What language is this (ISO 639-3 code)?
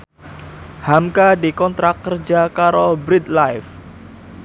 jav